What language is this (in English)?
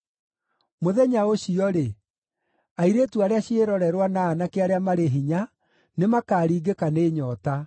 Kikuyu